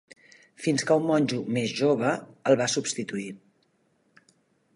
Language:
Catalan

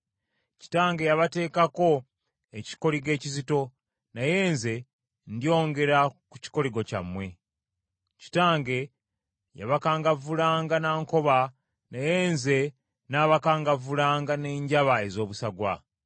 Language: Ganda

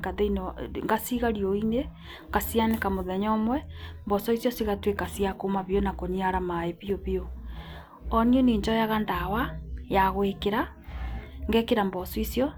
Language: Kikuyu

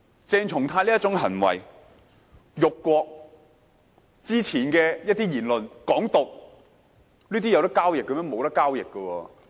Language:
Cantonese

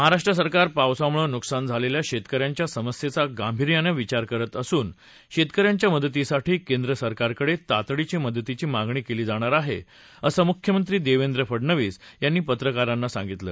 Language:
Marathi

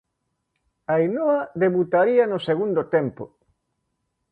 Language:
Galician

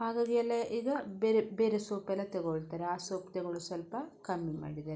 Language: Kannada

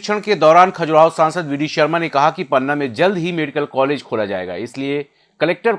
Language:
Hindi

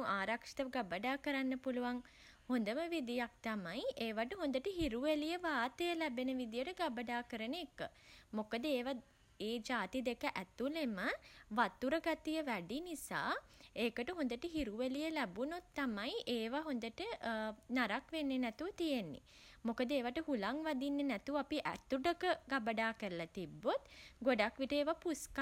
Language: Sinhala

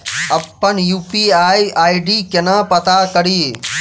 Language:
Maithili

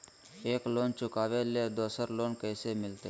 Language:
Magahi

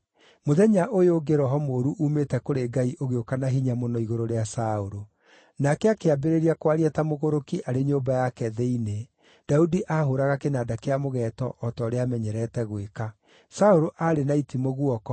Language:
Kikuyu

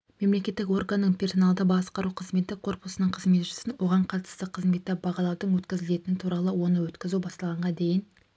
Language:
Kazakh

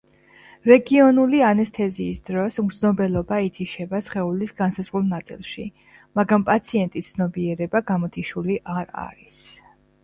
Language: Georgian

